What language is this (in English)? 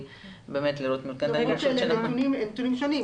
Hebrew